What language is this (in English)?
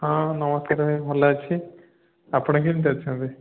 Odia